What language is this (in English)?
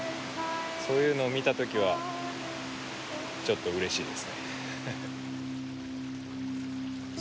Japanese